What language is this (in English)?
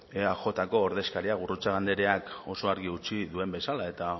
Basque